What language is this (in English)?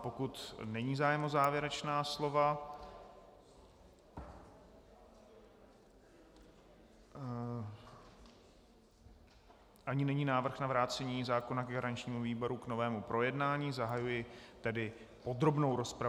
Czech